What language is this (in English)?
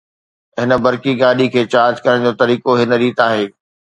Sindhi